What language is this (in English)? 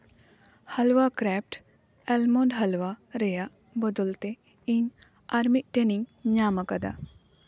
Santali